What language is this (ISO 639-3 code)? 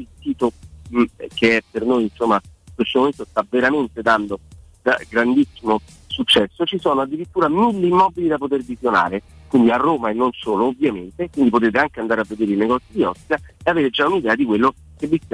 ita